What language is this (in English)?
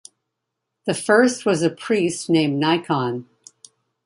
English